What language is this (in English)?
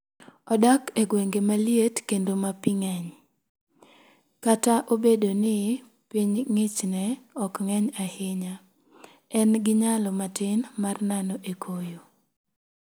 Luo (Kenya and Tanzania)